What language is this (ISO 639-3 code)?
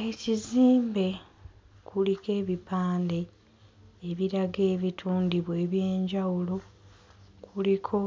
lug